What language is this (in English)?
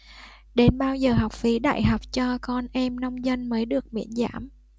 Vietnamese